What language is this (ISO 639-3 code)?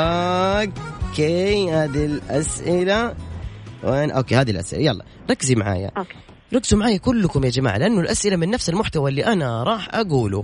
ara